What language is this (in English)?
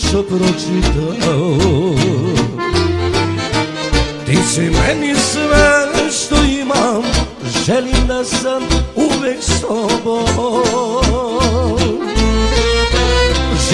Romanian